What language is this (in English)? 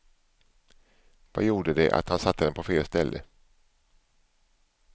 Swedish